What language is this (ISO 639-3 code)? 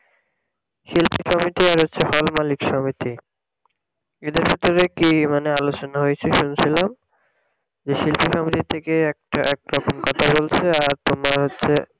ben